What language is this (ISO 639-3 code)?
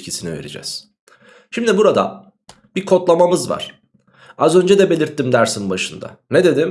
tur